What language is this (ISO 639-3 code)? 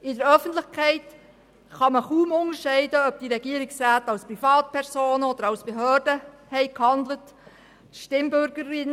gsw